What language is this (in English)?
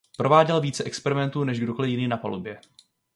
Czech